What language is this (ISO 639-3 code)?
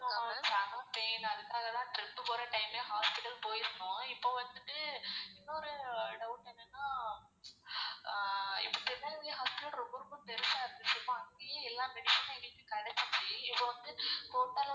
tam